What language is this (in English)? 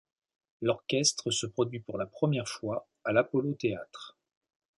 French